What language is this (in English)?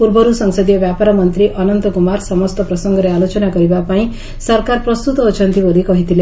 Odia